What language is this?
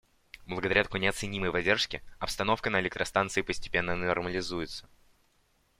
Russian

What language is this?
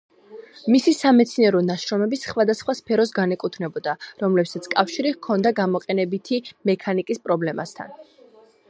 Georgian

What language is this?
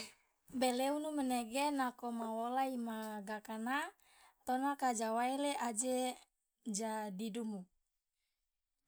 Loloda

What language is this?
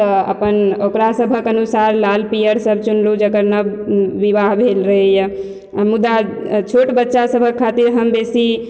Maithili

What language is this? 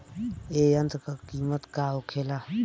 Bhojpuri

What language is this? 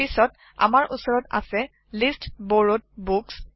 Assamese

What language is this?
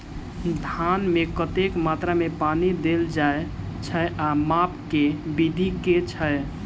Maithili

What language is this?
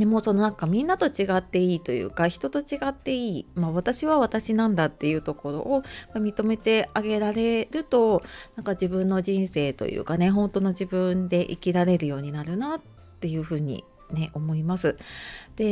Japanese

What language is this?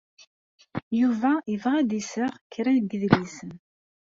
Kabyle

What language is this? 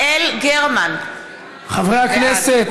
Hebrew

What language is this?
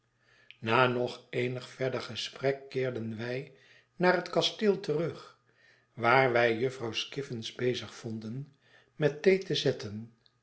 Dutch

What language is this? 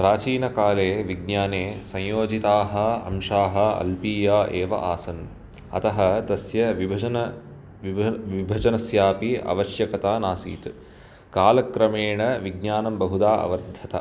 Sanskrit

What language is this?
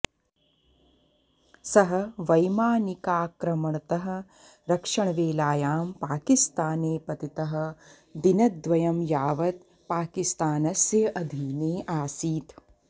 Sanskrit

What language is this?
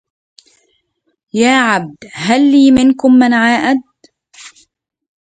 Arabic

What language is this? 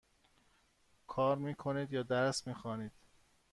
Persian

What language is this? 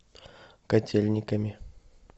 Russian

